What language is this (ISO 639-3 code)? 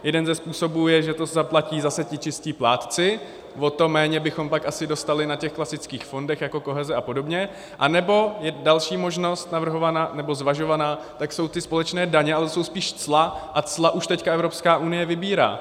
ces